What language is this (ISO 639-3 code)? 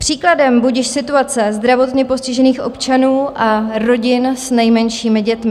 ces